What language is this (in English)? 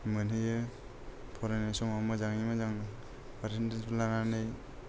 Bodo